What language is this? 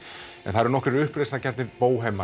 Icelandic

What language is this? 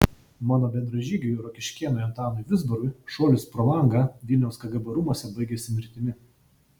Lithuanian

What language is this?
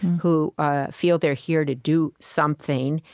English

